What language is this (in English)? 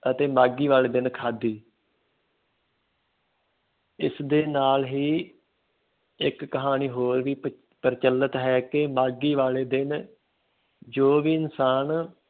Punjabi